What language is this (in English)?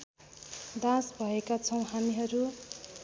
Nepali